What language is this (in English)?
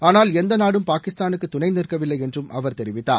Tamil